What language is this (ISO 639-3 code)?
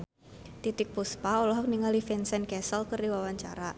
sun